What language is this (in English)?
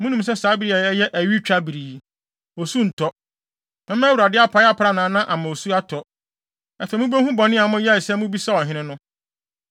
Akan